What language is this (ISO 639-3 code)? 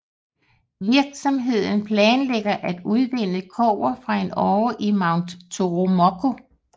dan